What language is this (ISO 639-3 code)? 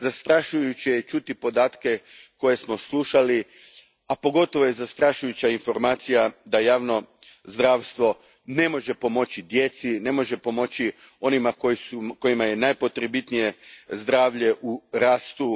hrv